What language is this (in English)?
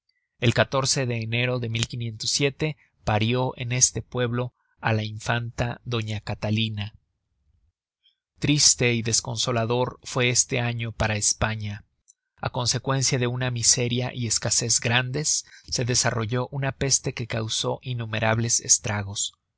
Spanish